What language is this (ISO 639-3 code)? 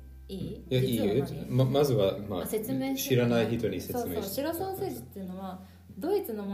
jpn